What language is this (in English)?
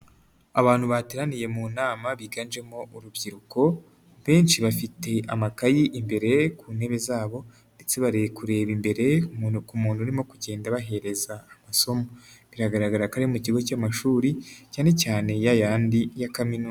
Kinyarwanda